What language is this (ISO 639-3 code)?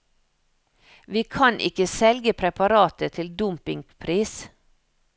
nor